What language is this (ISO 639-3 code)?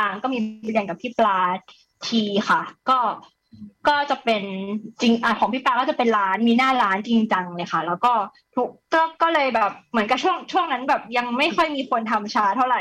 tha